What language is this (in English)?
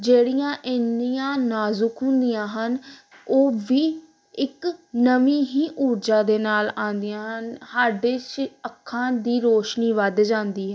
Punjabi